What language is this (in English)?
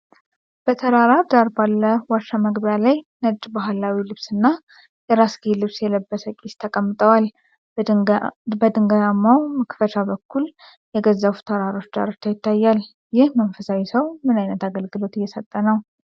Amharic